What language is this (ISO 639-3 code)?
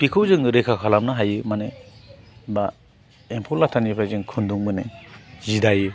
brx